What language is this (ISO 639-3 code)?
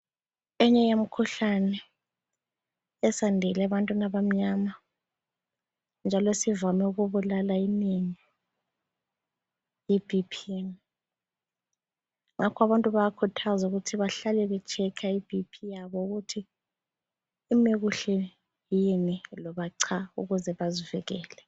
nde